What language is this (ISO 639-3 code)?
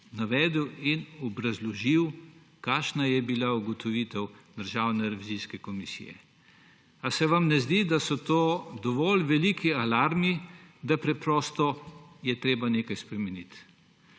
slv